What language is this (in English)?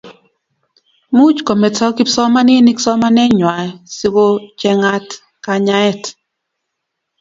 Kalenjin